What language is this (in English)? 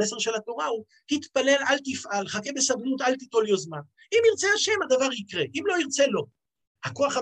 Hebrew